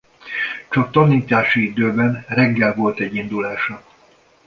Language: Hungarian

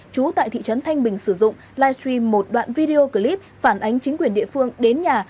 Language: Vietnamese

